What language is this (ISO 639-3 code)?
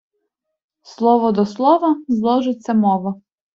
ukr